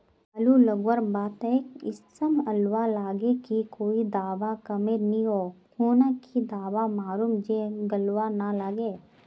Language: Magahi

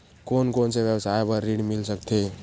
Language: Chhattisgarhi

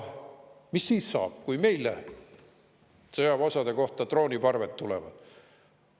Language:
Estonian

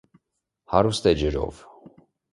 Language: Armenian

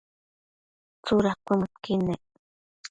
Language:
Matsés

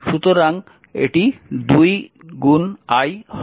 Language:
Bangla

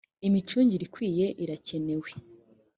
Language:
Kinyarwanda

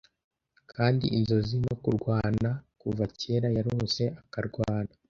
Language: Kinyarwanda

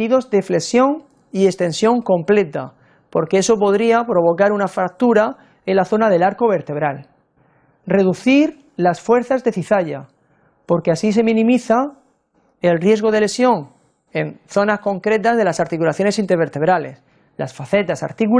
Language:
Spanish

